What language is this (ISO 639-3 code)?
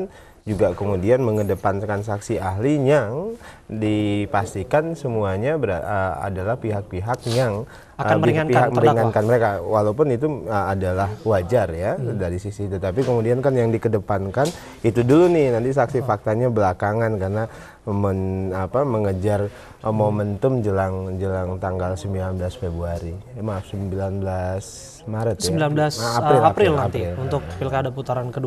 ind